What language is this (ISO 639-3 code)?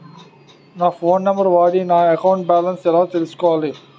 tel